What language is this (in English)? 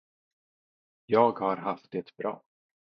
Swedish